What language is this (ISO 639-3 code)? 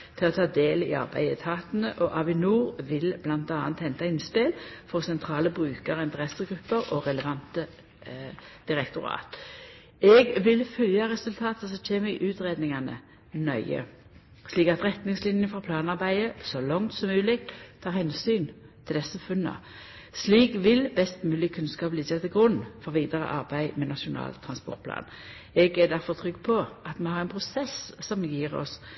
nno